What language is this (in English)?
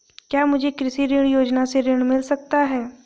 Hindi